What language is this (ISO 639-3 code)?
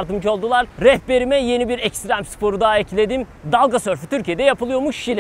tur